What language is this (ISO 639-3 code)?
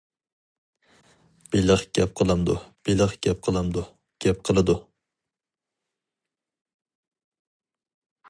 uig